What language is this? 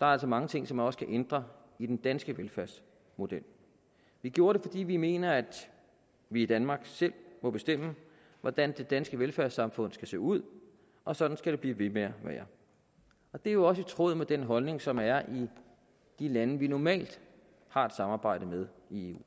Danish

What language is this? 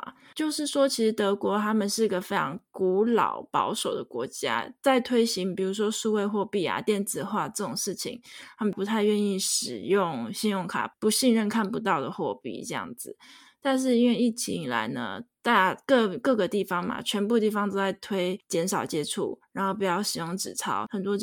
Chinese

